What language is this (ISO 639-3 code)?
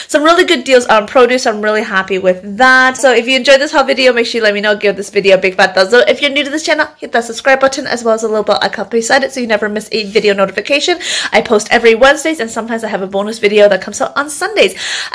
eng